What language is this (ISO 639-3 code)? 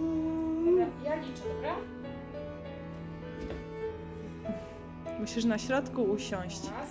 pol